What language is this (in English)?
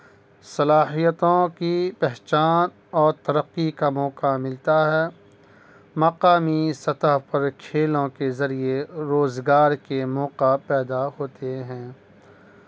Urdu